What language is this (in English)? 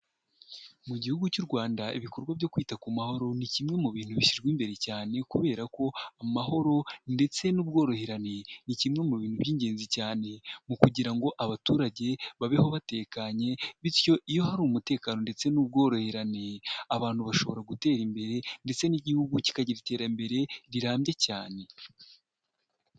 Kinyarwanda